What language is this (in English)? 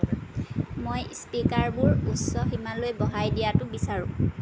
Assamese